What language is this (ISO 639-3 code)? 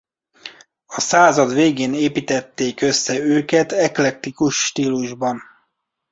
hun